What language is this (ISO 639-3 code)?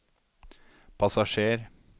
nor